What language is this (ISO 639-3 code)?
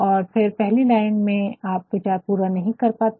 hin